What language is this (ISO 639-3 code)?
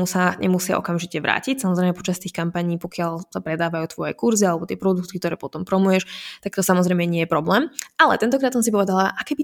slk